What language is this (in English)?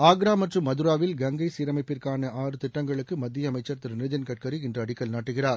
Tamil